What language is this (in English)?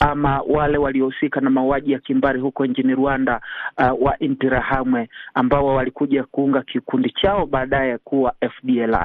Swahili